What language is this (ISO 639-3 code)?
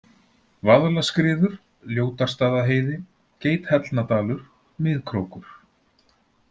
isl